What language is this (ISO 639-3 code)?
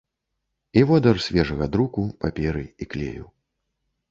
bel